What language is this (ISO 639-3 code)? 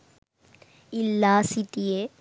sin